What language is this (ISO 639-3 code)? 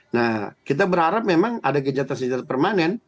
ind